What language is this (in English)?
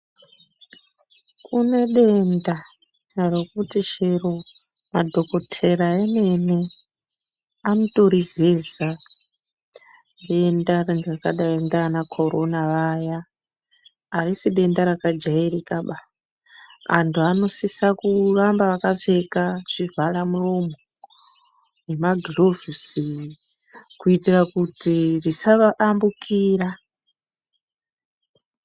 Ndau